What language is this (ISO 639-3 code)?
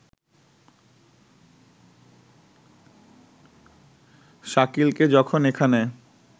ben